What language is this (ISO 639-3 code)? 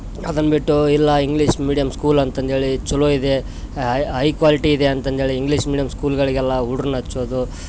kan